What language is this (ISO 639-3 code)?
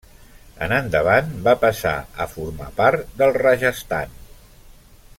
cat